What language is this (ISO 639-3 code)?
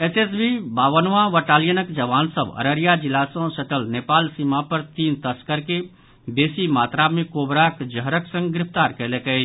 mai